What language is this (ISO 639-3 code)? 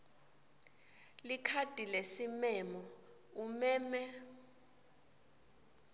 ssw